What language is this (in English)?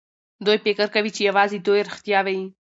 Pashto